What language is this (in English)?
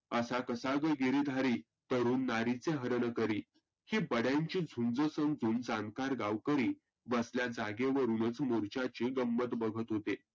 Marathi